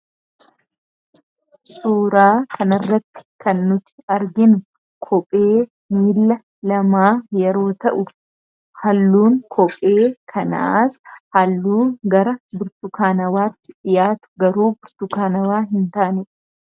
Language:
Oromo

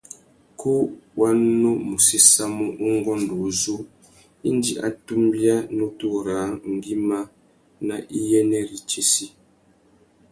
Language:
Tuki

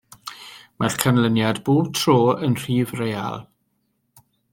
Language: Welsh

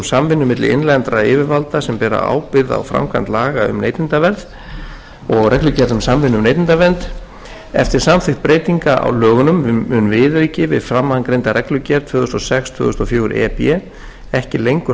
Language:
Icelandic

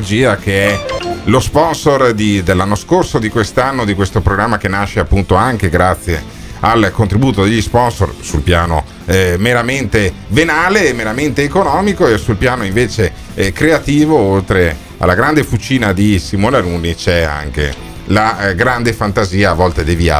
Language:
Italian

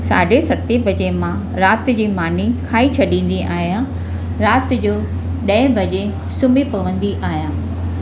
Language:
Sindhi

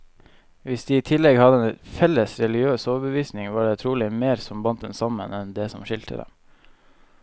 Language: Norwegian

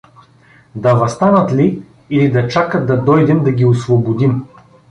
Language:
Bulgarian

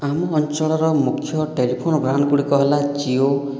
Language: Odia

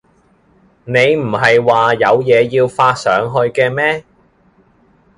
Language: Cantonese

